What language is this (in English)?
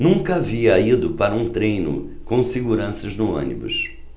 Portuguese